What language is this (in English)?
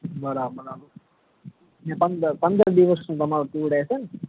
Gujarati